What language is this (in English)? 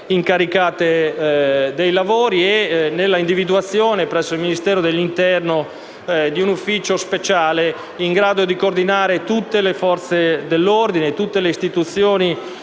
Italian